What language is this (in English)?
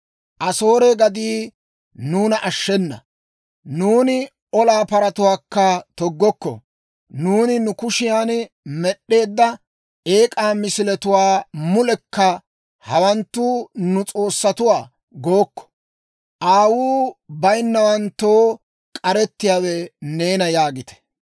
Dawro